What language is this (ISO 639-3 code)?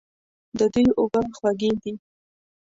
pus